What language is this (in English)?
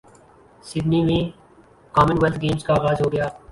Urdu